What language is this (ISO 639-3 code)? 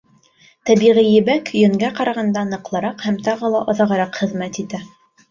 bak